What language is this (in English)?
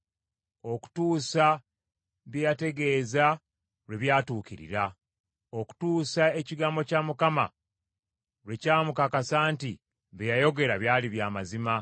Ganda